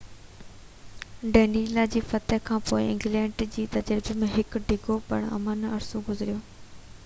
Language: Sindhi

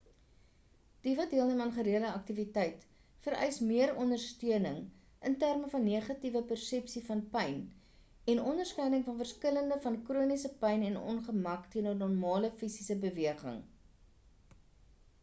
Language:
Afrikaans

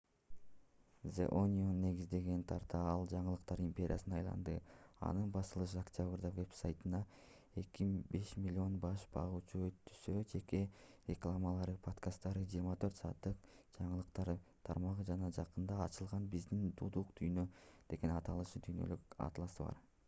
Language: Kyrgyz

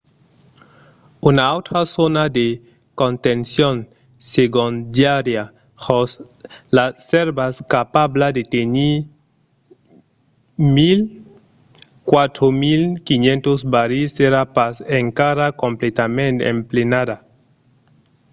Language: Occitan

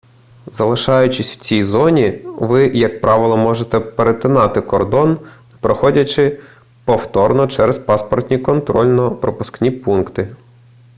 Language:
Ukrainian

